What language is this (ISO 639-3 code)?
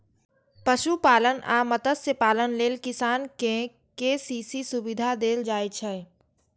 mai